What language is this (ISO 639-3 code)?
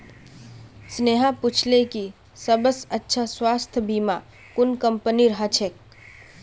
mag